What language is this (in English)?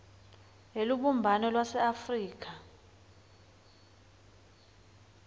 Swati